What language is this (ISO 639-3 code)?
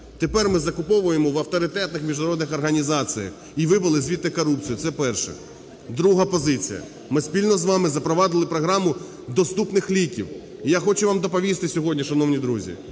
ukr